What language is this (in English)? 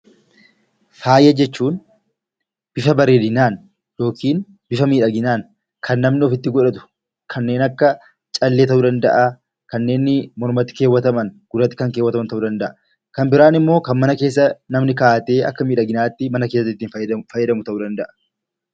Oromo